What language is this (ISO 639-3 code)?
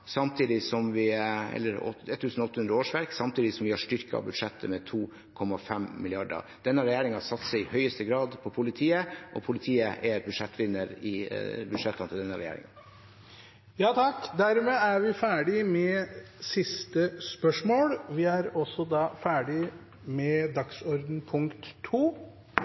nor